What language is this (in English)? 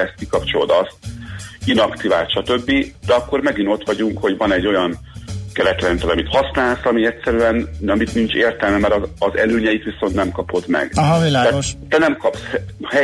Hungarian